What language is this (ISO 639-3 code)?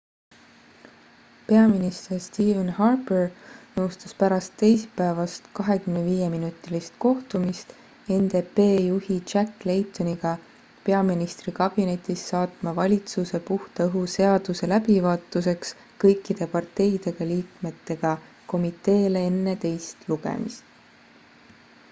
est